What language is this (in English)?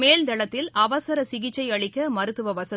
Tamil